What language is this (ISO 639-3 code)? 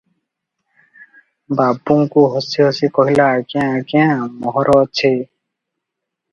ori